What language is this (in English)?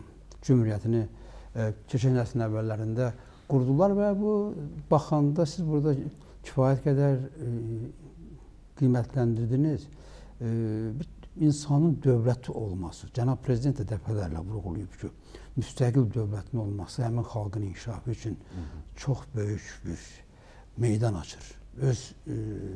Turkish